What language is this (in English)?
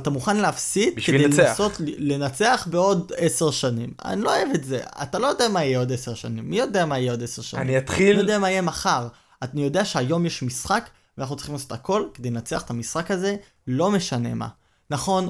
Hebrew